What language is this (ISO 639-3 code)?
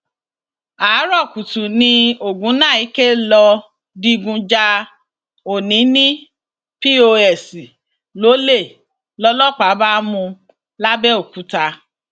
yor